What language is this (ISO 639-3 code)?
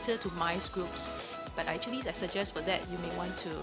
ind